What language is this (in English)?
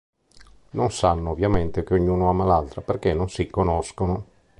Italian